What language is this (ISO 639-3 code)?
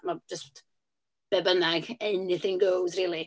cym